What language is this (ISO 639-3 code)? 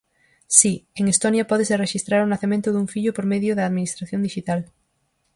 glg